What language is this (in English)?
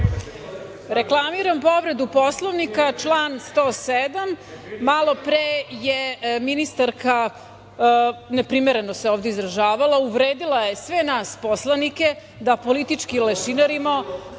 Serbian